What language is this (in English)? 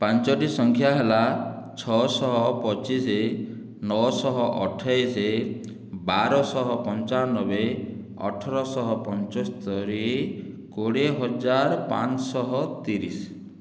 Odia